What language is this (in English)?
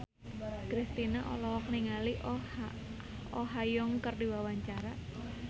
Sundanese